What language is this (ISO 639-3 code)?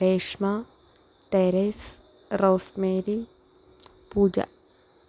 mal